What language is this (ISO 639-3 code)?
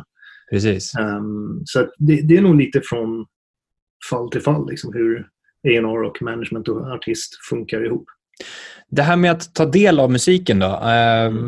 swe